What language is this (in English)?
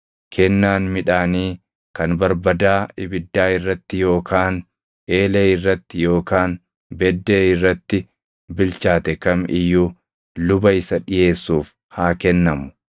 Oromo